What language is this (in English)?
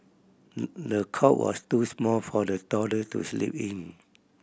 English